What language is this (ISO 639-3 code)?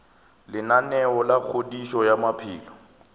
nso